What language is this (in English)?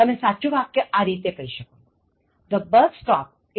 Gujarati